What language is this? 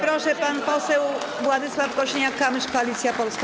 Polish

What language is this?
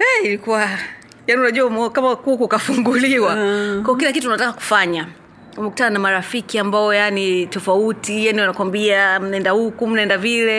Swahili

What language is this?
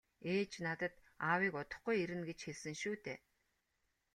Mongolian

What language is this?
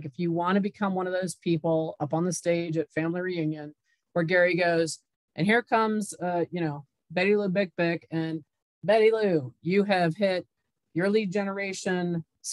English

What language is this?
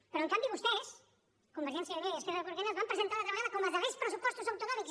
Catalan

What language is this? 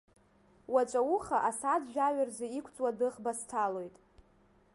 Abkhazian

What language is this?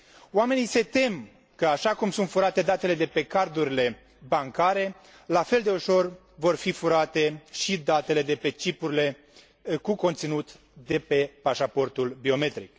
Romanian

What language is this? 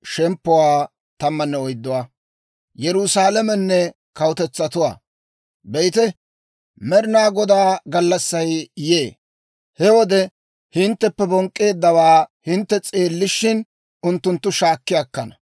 Dawro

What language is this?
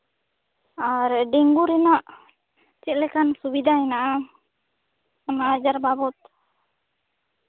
Santali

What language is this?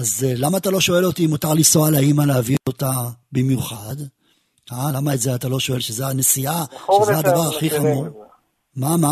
Hebrew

